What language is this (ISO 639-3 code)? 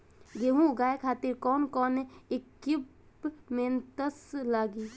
bho